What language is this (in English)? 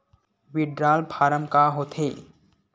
Chhattisgarhi